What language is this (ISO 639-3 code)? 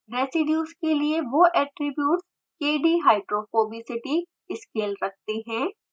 hin